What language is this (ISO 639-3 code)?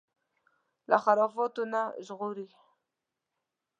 pus